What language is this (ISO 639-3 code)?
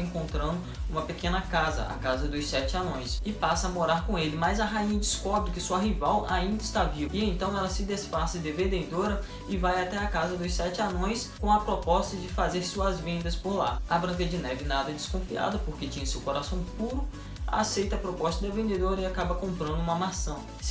por